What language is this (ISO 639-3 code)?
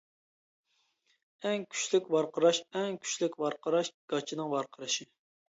uig